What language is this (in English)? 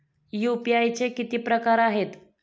Marathi